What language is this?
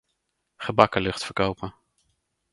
Dutch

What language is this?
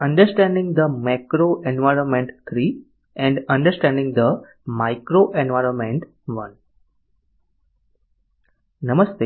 Gujarati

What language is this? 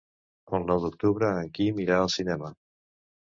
Catalan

